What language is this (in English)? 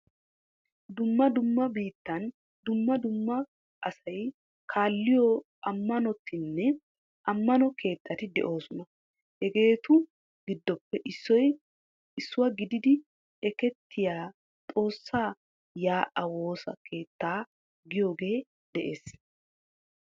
Wolaytta